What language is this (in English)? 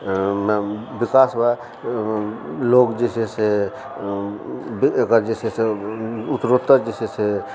Maithili